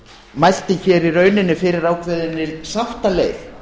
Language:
Icelandic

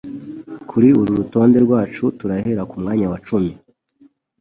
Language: Kinyarwanda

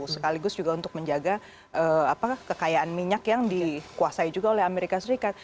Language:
Indonesian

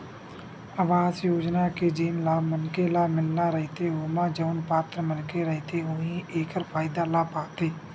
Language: Chhattisgarhi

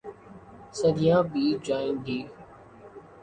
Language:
Urdu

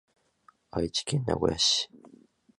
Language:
Japanese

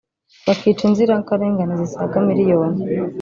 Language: Kinyarwanda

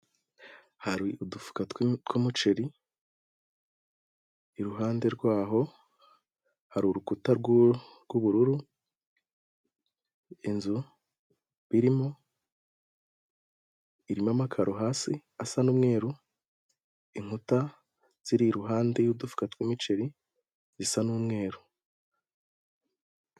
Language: Kinyarwanda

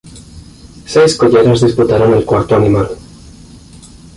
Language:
Spanish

